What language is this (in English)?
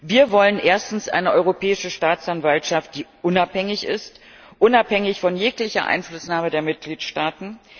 German